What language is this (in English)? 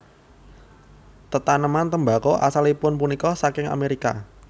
Javanese